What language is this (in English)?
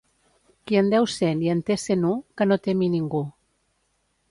Catalan